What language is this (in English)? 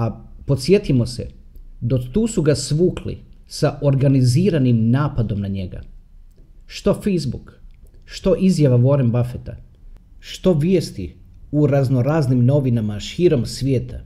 Croatian